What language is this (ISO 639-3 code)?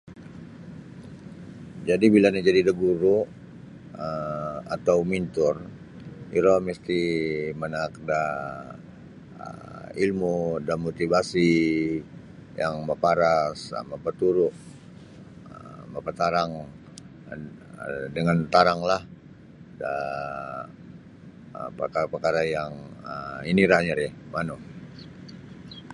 bsy